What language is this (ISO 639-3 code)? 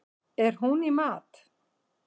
isl